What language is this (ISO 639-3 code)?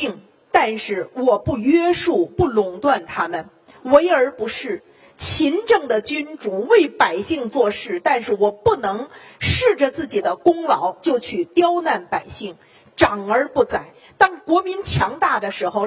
zho